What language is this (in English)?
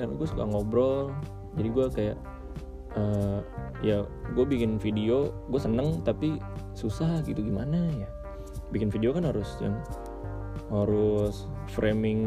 Indonesian